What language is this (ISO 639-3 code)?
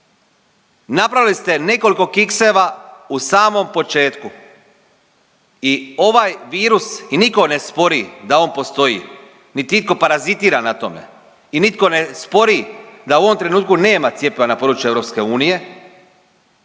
hrv